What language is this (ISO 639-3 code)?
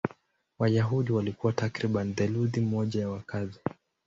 swa